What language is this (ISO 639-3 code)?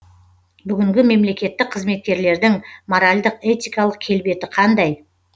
kaz